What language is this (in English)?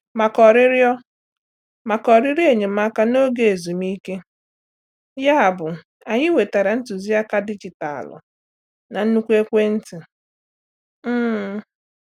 Igbo